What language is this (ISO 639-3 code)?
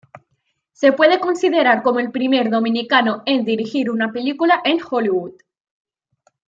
spa